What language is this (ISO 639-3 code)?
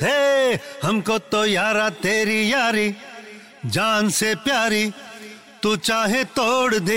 hin